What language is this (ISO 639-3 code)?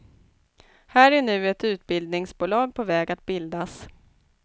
swe